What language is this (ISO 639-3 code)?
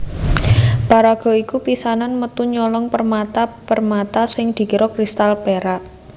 jav